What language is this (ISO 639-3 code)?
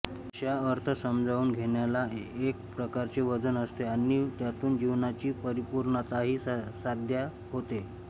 mar